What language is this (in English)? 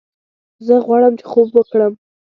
Pashto